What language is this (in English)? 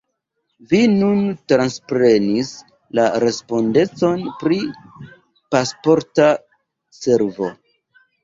Esperanto